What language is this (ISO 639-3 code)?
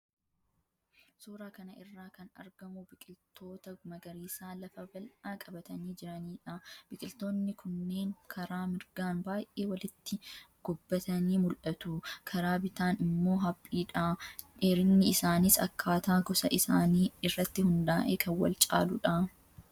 orm